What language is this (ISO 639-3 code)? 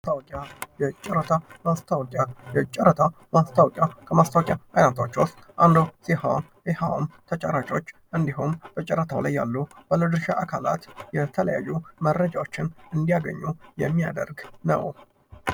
amh